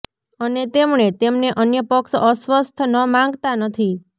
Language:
Gujarati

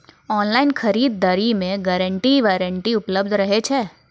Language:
Maithili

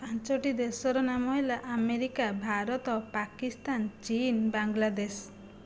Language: Odia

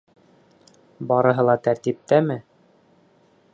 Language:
Bashkir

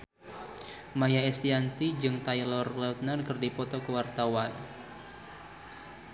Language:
Sundanese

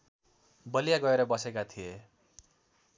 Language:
Nepali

